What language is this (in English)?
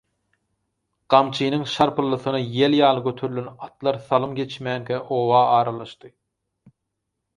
Turkmen